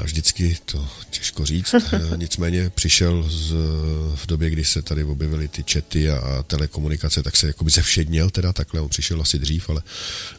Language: Czech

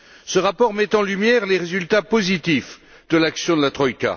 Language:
French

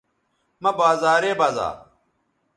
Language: Bateri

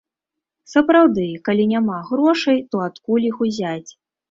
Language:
Belarusian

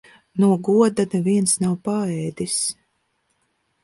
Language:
Latvian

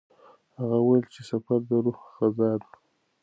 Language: Pashto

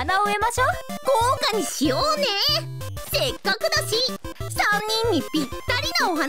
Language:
Japanese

